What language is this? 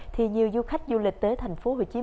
Vietnamese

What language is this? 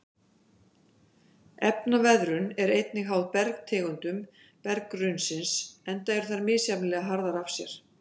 Icelandic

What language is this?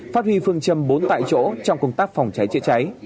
Vietnamese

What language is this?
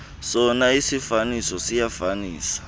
Xhosa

